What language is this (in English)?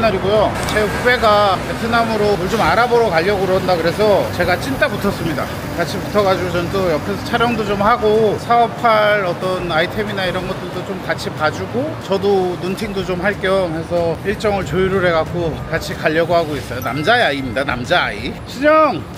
Korean